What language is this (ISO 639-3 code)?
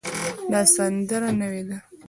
pus